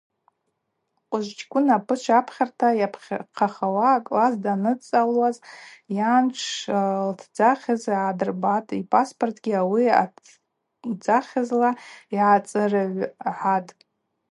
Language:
Abaza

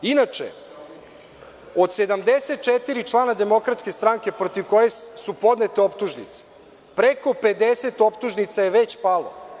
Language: Serbian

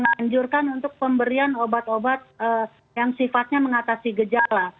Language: Indonesian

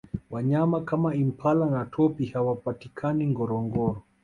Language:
Swahili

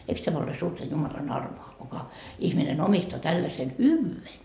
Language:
Finnish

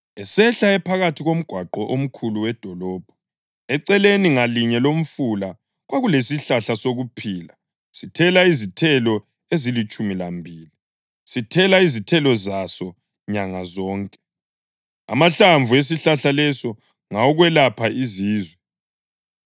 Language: North Ndebele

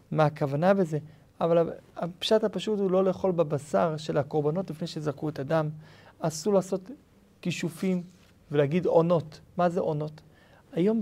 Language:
Hebrew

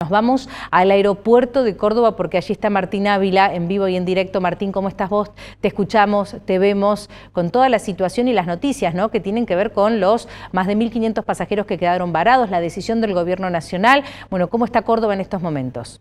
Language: Spanish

